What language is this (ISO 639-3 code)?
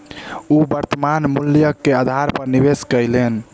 mai